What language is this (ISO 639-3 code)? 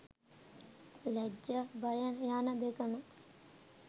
sin